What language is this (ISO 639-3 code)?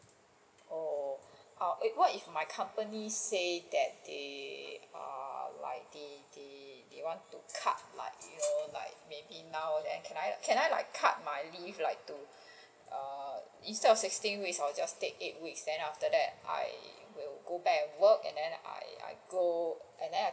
eng